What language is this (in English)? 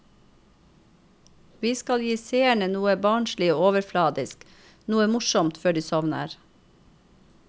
Norwegian